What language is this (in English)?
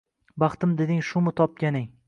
Uzbek